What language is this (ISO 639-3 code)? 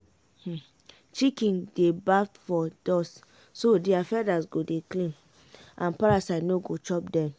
pcm